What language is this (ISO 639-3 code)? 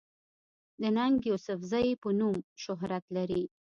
pus